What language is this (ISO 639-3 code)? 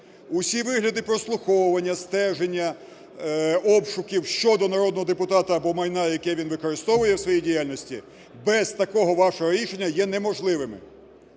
ukr